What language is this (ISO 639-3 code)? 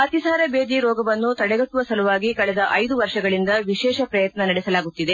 kan